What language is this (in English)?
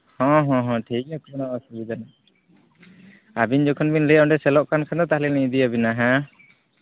Santali